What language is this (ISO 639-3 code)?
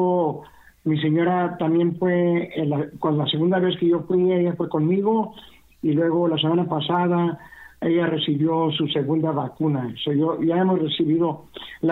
spa